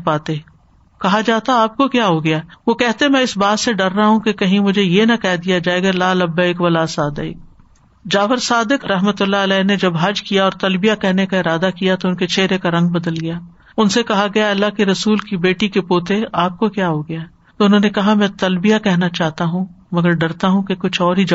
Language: Urdu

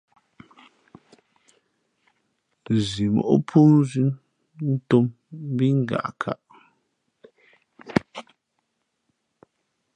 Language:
Fe'fe'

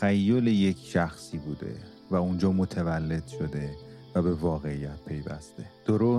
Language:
Persian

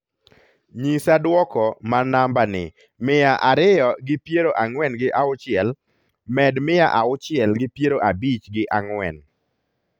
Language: Luo (Kenya and Tanzania)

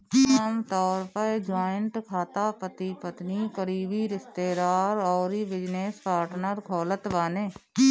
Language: Bhojpuri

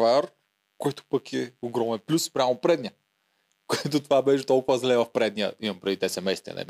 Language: Bulgarian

